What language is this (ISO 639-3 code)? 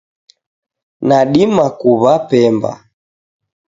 dav